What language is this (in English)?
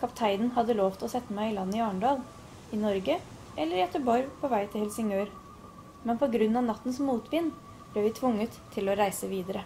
Norwegian